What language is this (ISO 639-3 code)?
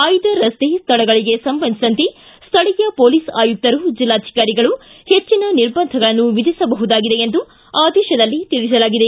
kan